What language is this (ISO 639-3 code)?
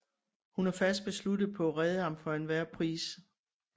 dan